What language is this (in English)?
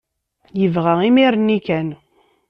Kabyle